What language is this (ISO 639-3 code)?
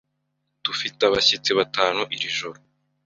kin